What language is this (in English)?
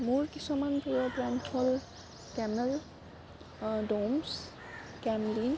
Assamese